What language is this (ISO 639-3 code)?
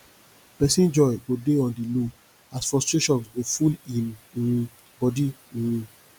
pcm